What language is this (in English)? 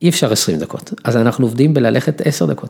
Hebrew